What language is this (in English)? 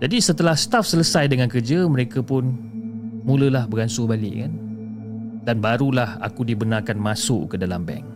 Malay